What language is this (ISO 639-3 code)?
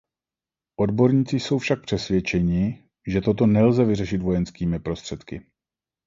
ces